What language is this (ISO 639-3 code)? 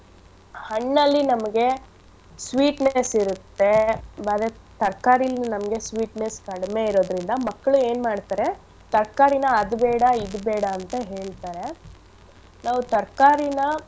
kan